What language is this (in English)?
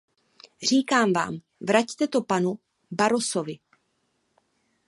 Czech